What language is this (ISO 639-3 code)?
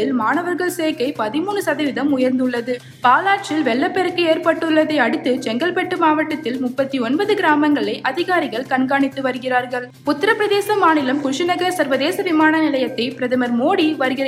tam